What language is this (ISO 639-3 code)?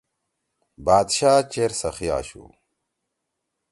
trw